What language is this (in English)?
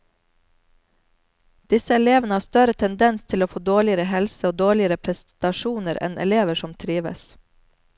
Norwegian